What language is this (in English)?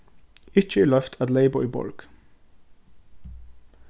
Faroese